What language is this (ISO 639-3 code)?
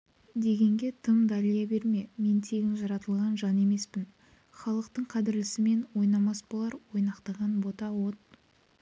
kaz